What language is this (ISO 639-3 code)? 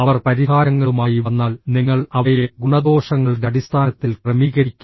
mal